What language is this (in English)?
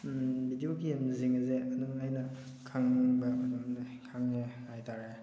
Manipuri